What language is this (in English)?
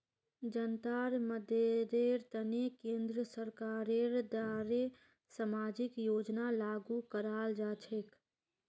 Magahi